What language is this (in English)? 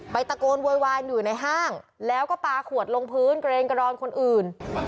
Thai